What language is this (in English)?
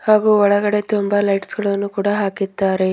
Kannada